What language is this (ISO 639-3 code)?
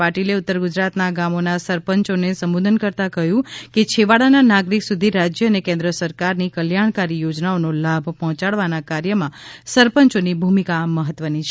guj